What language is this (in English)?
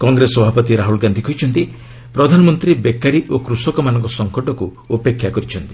Odia